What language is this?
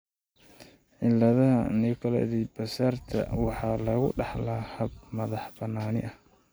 Somali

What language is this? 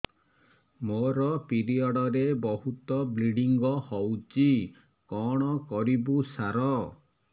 Odia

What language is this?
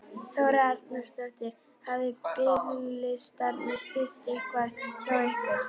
Icelandic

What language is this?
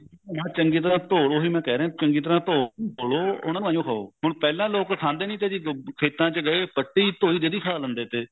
Punjabi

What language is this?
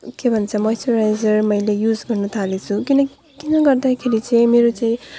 Nepali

